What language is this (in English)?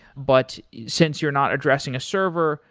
English